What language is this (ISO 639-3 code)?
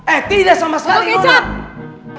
ind